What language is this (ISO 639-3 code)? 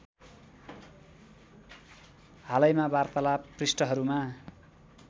nep